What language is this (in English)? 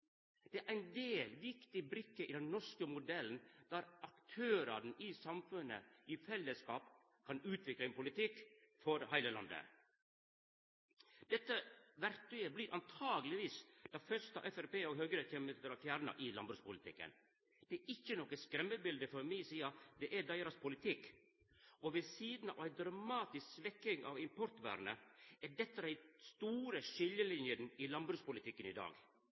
Norwegian Nynorsk